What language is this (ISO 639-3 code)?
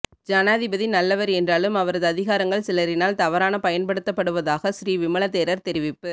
tam